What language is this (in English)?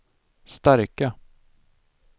Swedish